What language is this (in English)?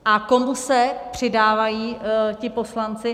Czech